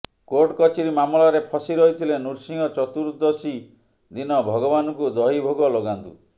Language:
Odia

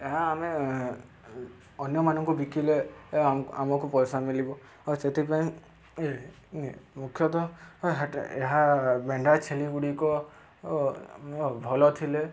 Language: Odia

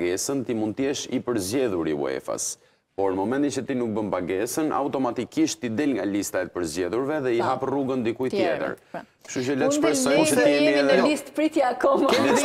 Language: Romanian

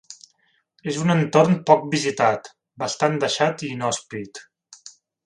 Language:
Catalan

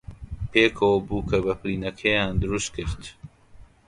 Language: Central Kurdish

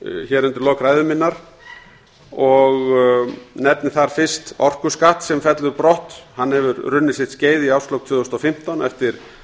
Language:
Icelandic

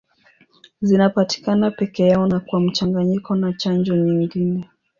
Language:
Swahili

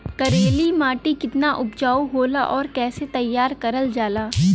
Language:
Bhojpuri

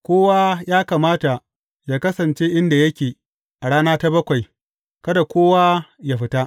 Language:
Hausa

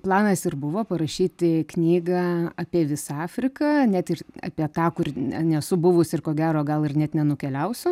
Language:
Lithuanian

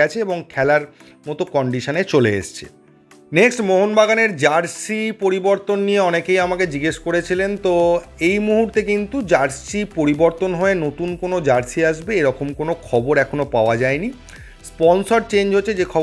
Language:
Bangla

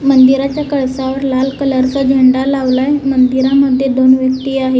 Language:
Marathi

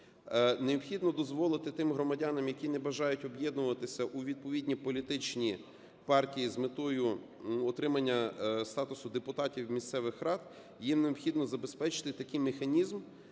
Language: Ukrainian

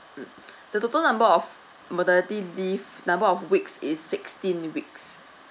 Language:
English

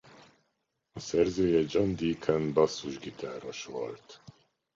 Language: Hungarian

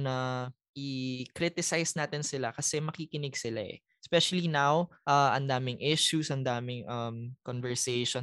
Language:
Filipino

